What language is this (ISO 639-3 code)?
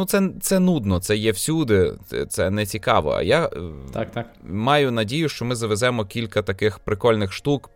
ukr